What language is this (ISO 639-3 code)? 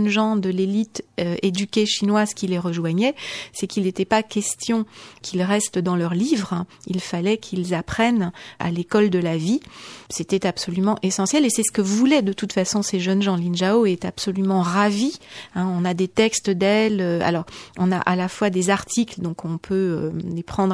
fra